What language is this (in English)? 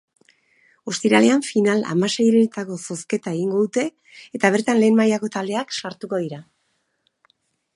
Basque